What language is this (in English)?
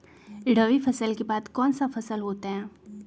Magahi